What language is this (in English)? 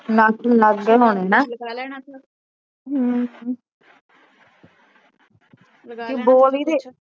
Punjabi